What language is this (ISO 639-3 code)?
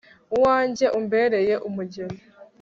kin